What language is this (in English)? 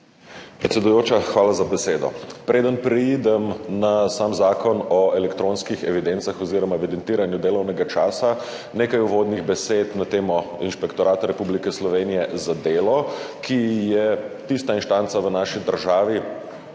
Slovenian